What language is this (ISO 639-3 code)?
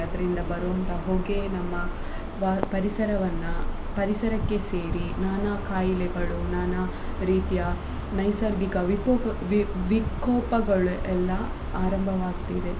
kan